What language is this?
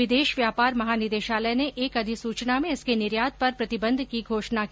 Hindi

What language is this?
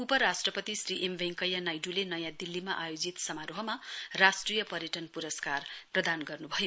Nepali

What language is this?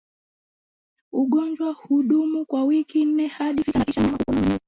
Swahili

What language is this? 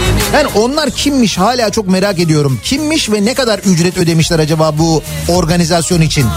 Turkish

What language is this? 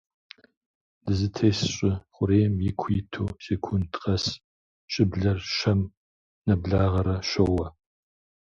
Kabardian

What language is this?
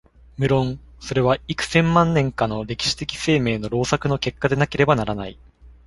Japanese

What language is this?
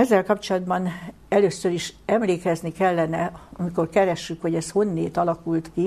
Hungarian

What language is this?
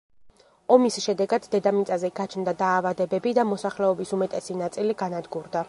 Georgian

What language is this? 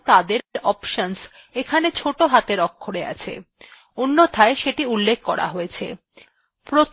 Bangla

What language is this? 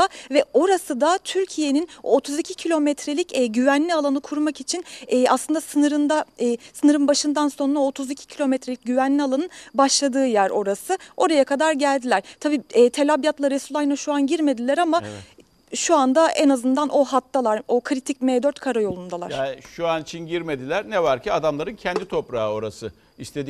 Turkish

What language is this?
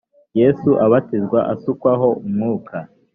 Kinyarwanda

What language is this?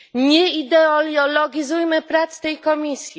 Polish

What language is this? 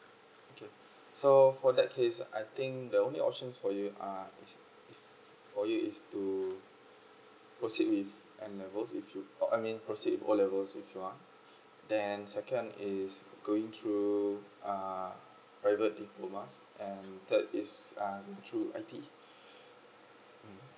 English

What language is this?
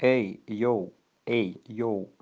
Russian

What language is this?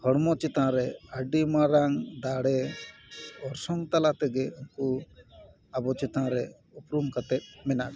Santali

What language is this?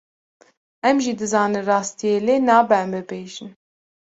Kurdish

